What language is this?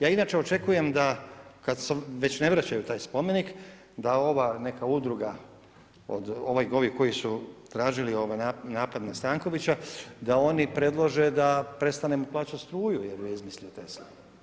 Croatian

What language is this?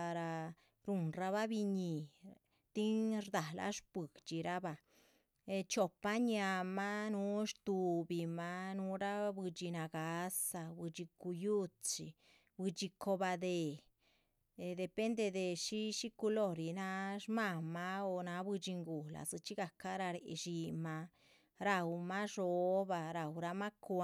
Chichicapan Zapotec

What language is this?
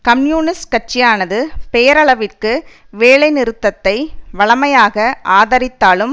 Tamil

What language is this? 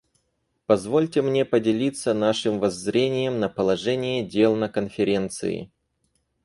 Russian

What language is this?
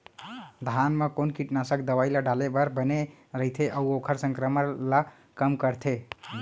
Chhattisgarhi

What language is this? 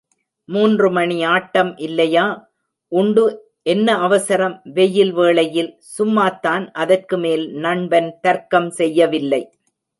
Tamil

